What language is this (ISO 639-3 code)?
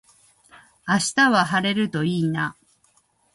jpn